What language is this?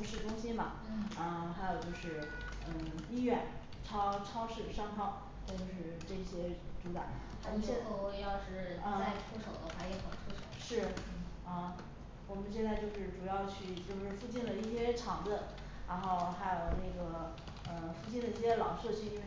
Chinese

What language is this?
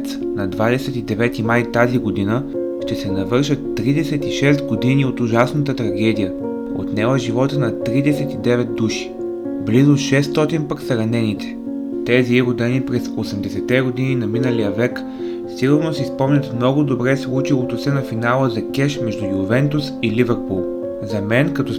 Bulgarian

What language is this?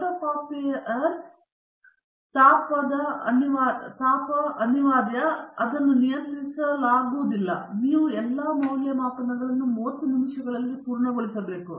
Kannada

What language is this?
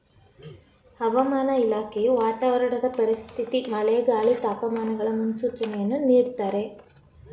Kannada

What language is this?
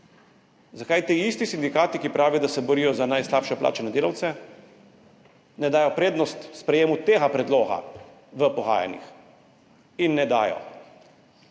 Slovenian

